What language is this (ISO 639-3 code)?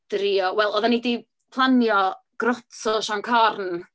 cym